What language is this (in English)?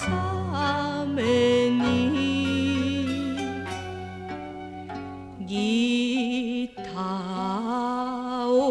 Romanian